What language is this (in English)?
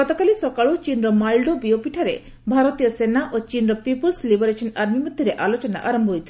Odia